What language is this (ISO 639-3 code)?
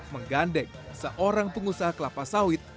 ind